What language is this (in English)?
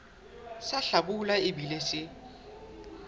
Southern Sotho